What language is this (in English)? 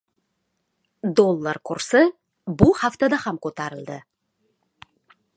Uzbek